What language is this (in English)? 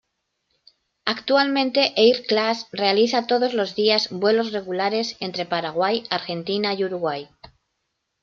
Spanish